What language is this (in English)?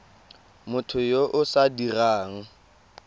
Tswana